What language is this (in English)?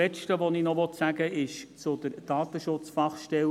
Swiss German